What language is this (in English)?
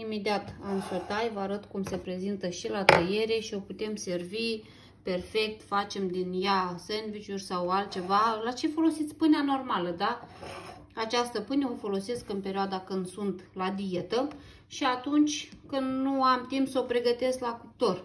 Romanian